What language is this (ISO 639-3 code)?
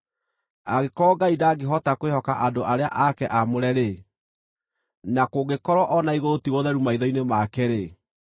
kik